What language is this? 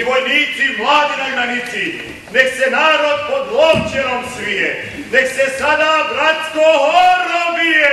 Romanian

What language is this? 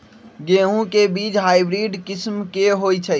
Magahi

